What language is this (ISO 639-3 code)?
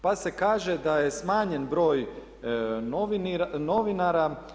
hrv